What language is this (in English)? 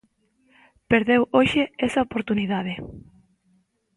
Galician